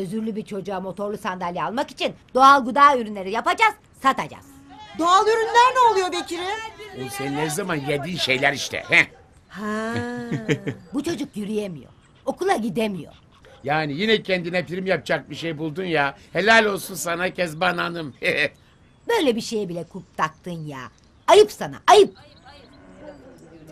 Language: Turkish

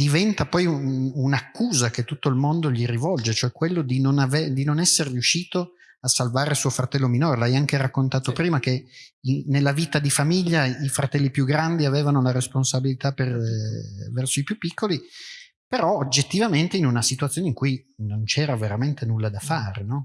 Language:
Italian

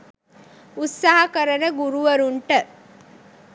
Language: Sinhala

